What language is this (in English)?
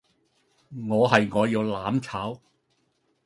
Cantonese